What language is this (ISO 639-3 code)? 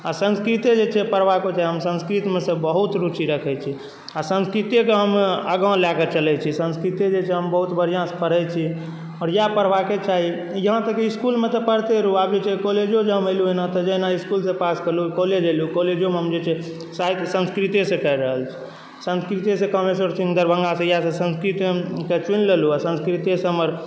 mai